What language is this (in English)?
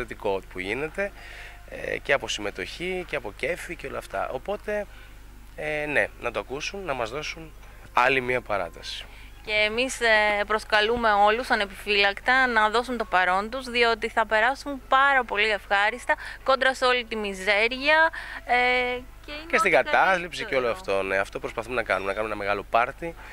Greek